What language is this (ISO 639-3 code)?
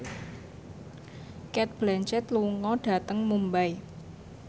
jav